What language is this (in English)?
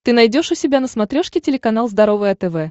Russian